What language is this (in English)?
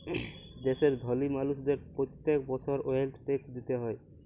Bangla